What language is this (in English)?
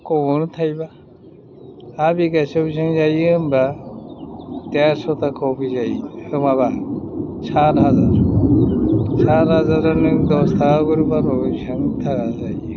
Bodo